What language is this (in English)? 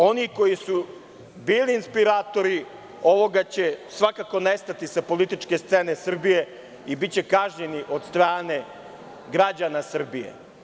Serbian